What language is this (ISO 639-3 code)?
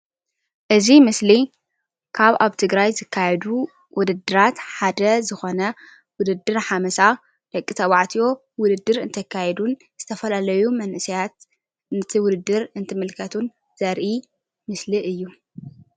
tir